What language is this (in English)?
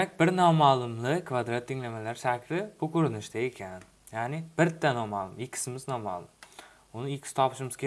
Turkish